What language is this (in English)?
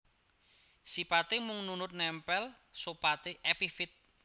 Javanese